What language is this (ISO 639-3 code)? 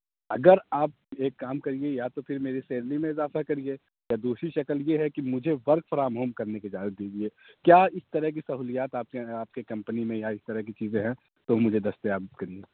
urd